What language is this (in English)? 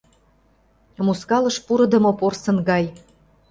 Mari